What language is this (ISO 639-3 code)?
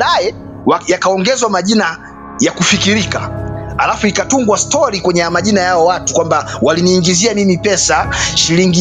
swa